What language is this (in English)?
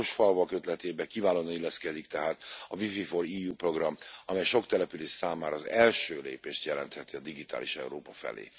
Hungarian